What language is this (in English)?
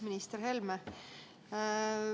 Estonian